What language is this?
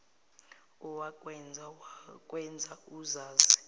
Zulu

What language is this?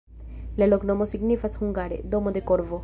Esperanto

